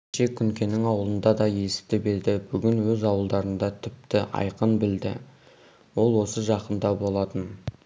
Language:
Kazakh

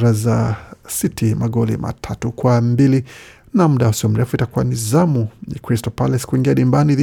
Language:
Swahili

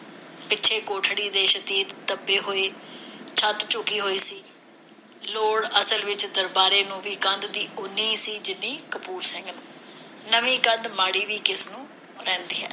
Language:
Punjabi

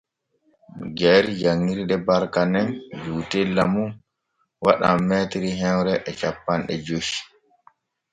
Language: Borgu Fulfulde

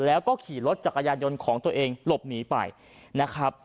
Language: Thai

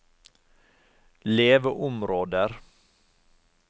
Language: Norwegian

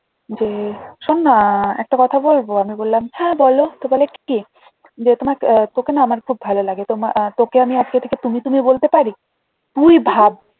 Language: Bangla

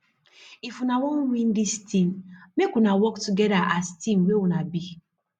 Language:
Nigerian Pidgin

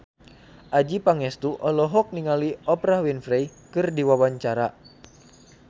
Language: Sundanese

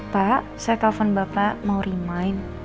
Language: Indonesian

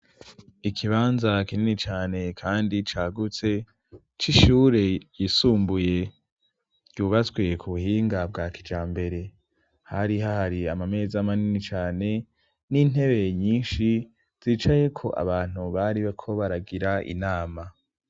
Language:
Rundi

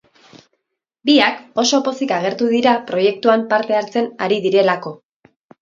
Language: Basque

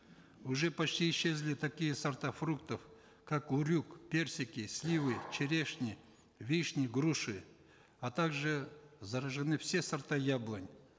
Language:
Kazakh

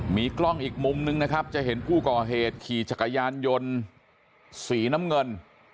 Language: Thai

